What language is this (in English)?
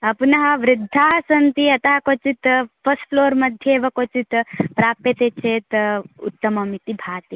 Sanskrit